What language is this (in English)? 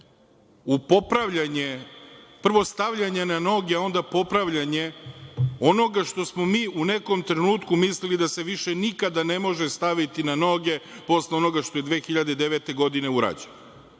Serbian